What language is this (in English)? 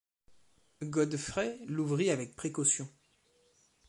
French